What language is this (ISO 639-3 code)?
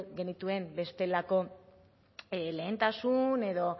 eus